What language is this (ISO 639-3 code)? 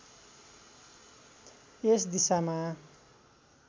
nep